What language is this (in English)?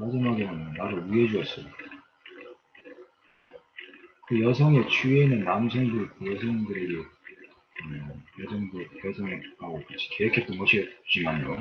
Korean